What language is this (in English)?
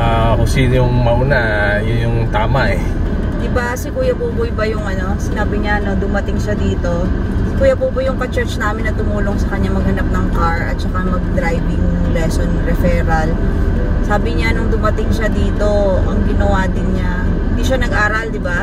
Filipino